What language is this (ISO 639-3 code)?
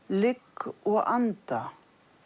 isl